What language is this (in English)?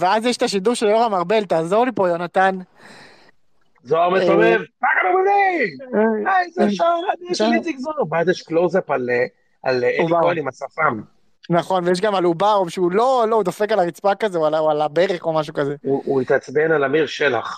Hebrew